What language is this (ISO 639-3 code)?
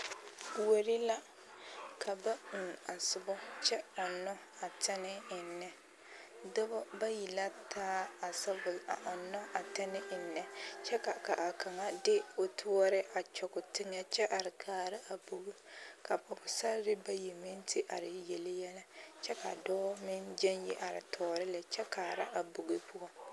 dga